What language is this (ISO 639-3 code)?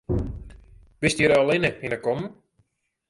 fry